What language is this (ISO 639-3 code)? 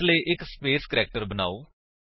pan